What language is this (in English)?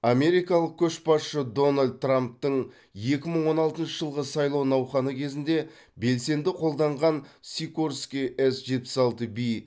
Kazakh